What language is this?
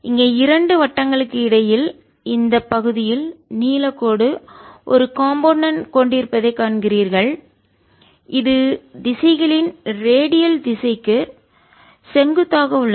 Tamil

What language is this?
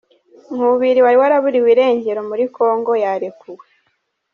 Kinyarwanda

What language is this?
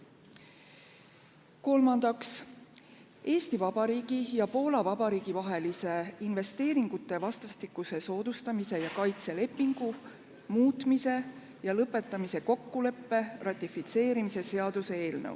Estonian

